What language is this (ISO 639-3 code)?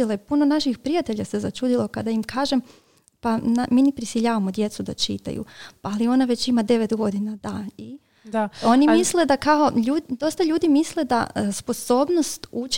hrv